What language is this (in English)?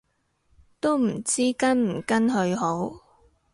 Cantonese